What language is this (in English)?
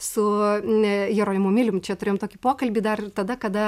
Lithuanian